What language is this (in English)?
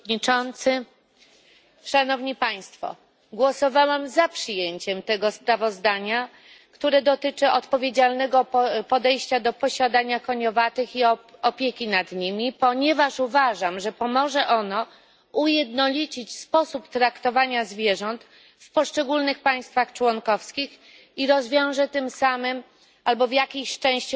Polish